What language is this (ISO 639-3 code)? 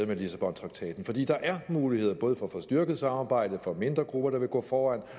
dan